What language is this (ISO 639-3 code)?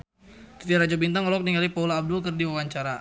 sun